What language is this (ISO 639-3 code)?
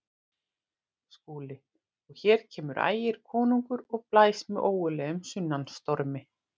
isl